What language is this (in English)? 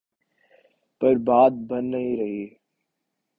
Urdu